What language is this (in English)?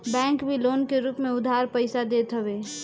Bhojpuri